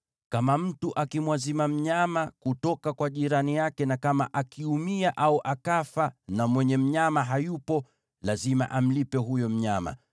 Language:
Swahili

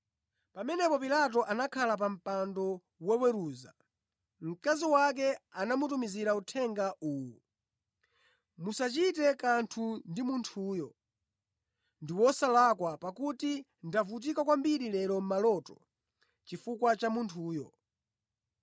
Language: Nyanja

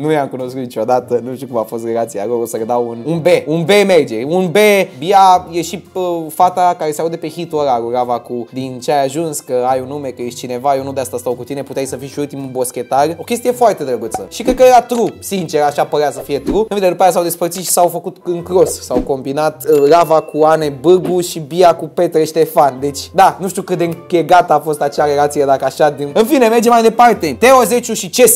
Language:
Romanian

